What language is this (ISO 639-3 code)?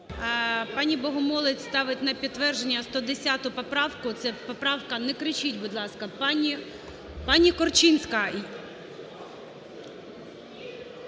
ukr